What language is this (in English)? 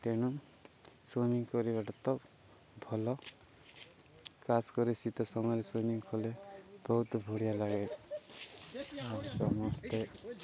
Odia